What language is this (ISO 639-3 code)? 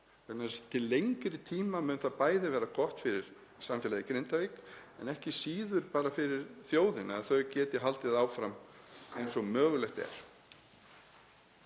isl